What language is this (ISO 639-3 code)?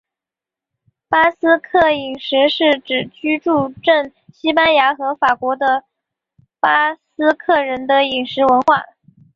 zho